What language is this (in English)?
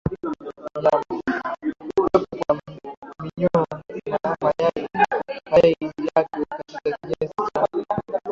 Swahili